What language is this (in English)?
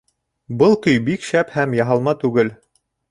Bashkir